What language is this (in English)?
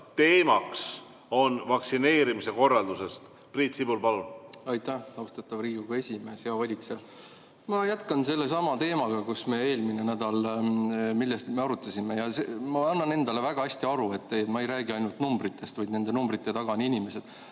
Estonian